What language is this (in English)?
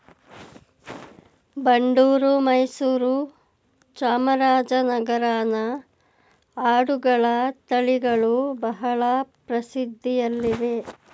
Kannada